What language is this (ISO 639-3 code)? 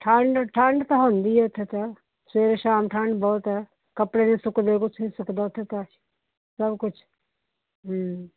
pan